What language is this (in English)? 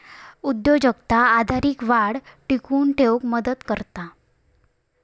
Marathi